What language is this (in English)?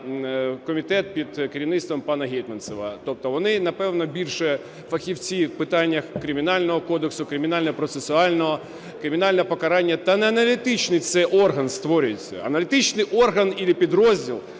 Ukrainian